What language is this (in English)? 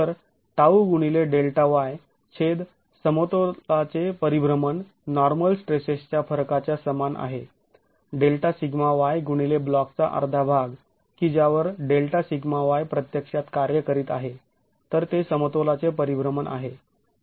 Marathi